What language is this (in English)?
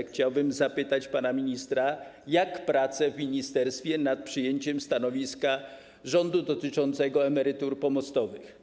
Polish